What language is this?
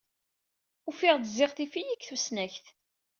Kabyle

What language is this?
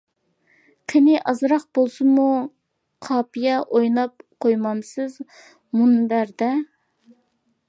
Uyghur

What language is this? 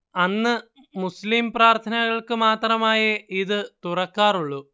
Malayalam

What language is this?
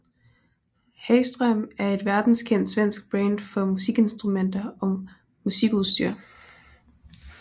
Danish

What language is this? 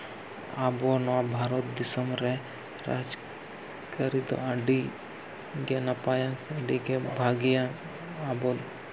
Santali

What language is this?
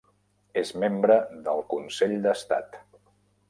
Catalan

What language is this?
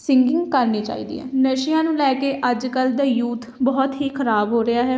Punjabi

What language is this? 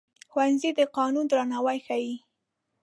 Pashto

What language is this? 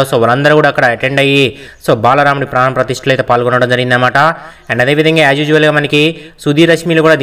Telugu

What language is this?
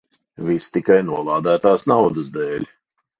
Latvian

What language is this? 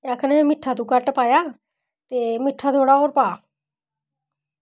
Dogri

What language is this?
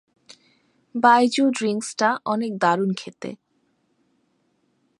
Bangla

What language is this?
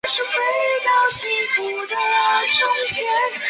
Chinese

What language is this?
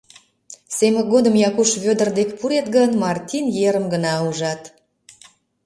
Mari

